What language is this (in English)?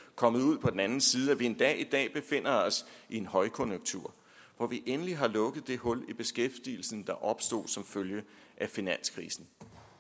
Danish